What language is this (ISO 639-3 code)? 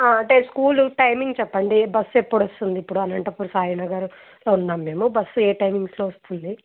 tel